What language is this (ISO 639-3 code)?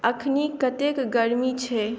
mai